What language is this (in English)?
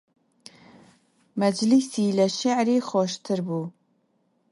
Central Kurdish